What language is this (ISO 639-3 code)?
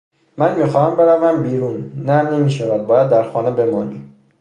fas